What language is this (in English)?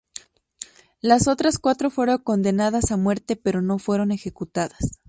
Spanish